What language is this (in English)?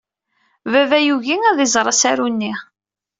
Kabyle